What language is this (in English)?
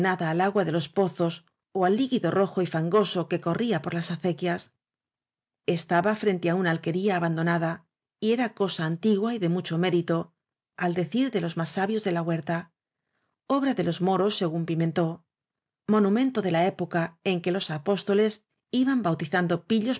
Spanish